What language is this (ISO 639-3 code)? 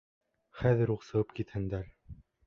bak